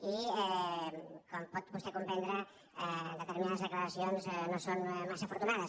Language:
Catalan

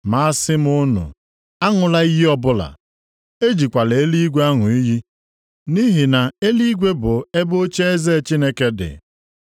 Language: Igbo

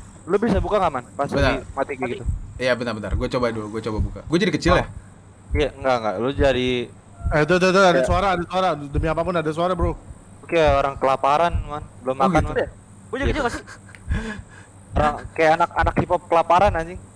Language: Indonesian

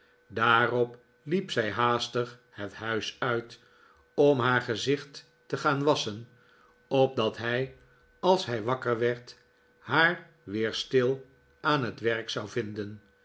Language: Dutch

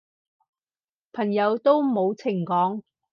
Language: Cantonese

